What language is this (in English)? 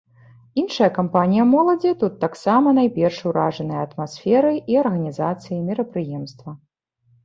Belarusian